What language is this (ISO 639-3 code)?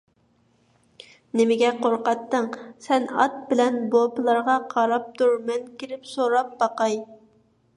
uig